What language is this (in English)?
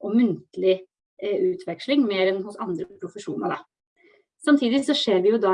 Norwegian